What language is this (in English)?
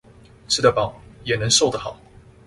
Chinese